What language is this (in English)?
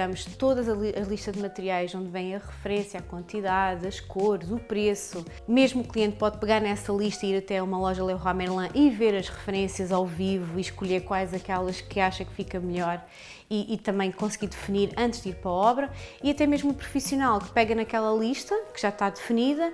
Portuguese